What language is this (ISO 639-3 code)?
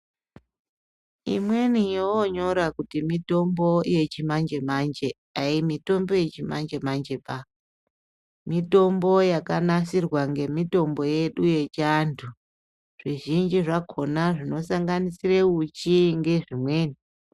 ndc